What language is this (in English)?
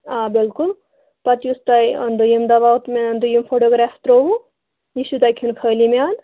Kashmiri